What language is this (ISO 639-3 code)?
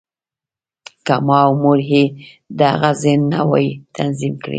pus